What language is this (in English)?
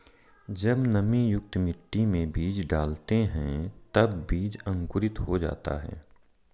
Hindi